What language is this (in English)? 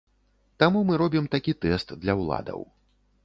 Belarusian